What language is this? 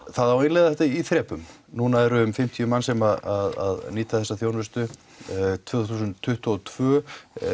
Icelandic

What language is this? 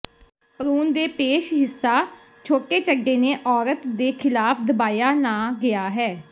Punjabi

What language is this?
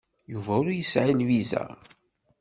Kabyle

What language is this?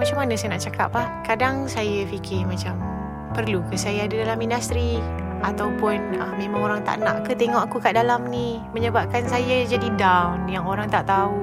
Malay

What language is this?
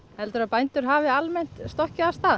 Icelandic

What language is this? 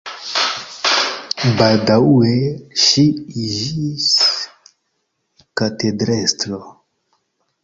Esperanto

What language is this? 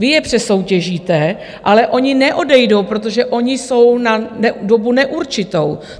Czech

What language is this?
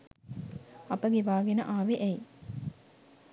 Sinhala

